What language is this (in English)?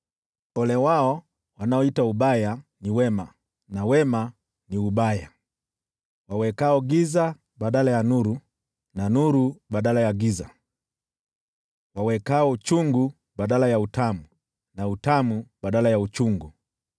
Swahili